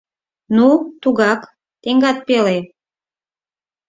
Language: Mari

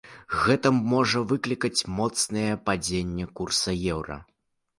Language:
Belarusian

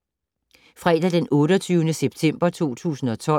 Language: Danish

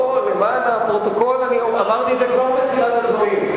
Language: Hebrew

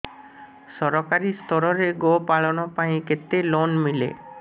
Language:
Odia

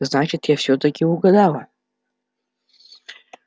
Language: Russian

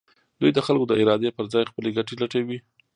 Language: Pashto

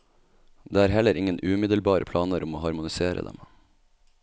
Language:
Norwegian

